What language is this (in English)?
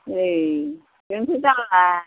Bodo